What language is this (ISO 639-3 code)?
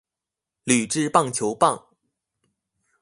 zho